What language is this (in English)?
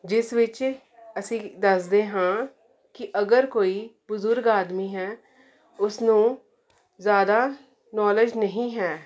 Punjabi